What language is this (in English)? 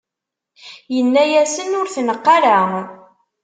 Kabyle